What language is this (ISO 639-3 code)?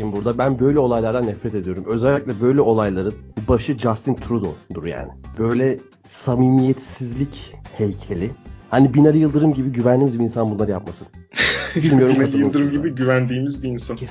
tur